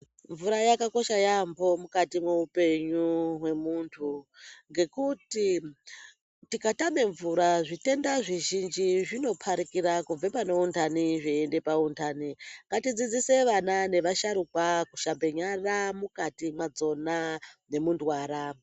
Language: Ndau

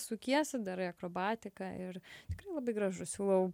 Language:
Lithuanian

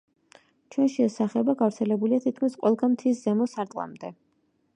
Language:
Georgian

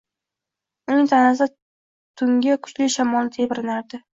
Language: Uzbek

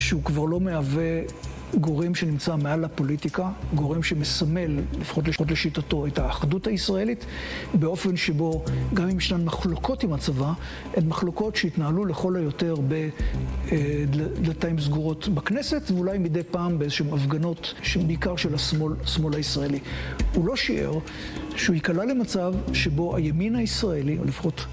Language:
Hebrew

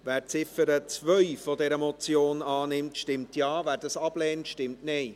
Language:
Swiss German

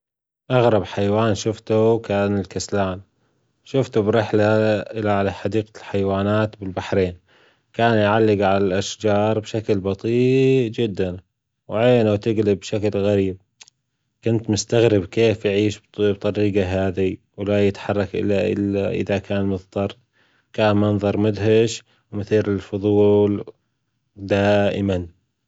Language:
Gulf Arabic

